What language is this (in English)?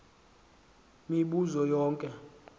Xhosa